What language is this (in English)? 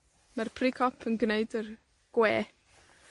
Welsh